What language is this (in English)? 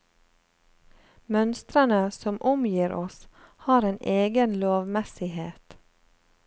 Norwegian